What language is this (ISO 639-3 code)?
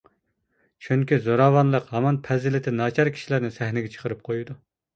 uig